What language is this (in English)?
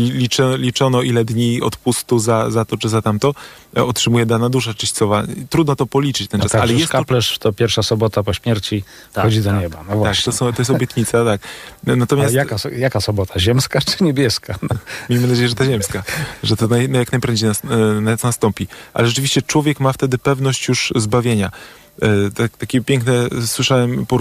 Polish